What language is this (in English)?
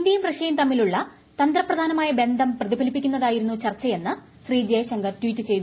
Malayalam